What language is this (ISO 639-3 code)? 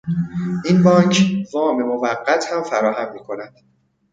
fas